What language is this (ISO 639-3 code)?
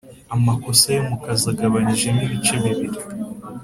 kin